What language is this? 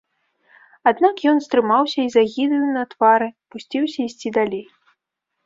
Belarusian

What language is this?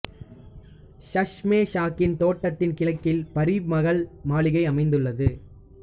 Tamil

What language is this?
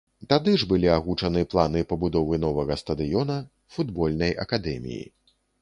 Belarusian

